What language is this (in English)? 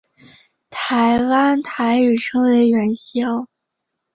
Chinese